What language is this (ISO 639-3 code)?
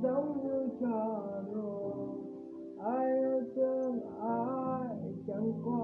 vie